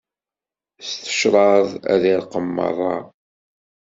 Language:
Kabyle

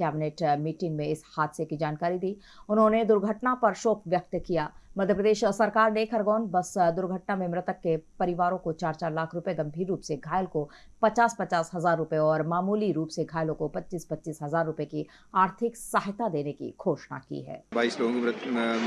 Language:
Hindi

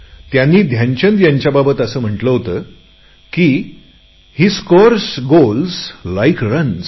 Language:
Marathi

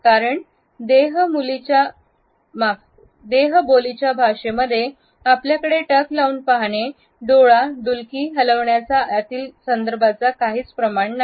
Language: Marathi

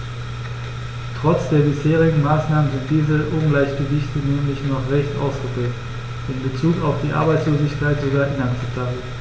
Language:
German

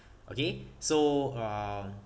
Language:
English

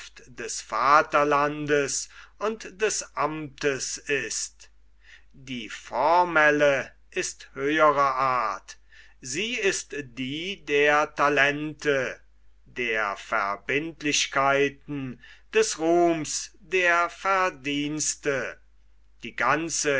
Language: German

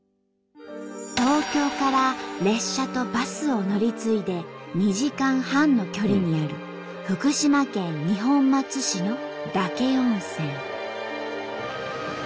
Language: Japanese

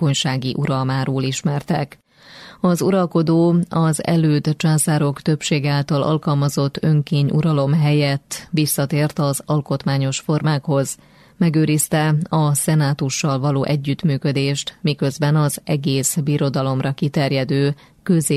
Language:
Hungarian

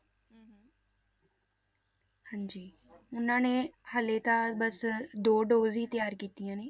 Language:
Punjabi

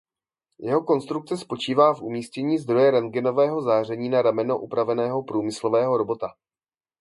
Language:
Czech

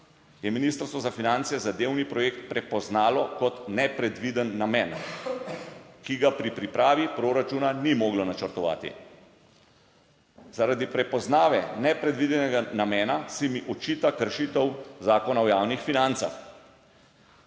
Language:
Slovenian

